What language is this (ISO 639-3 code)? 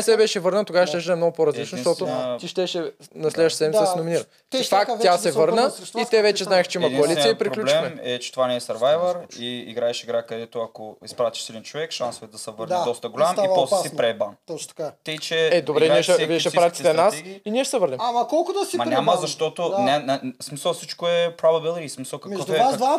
bul